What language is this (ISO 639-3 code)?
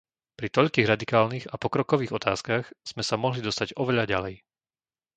slk